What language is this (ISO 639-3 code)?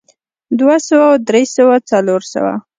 pus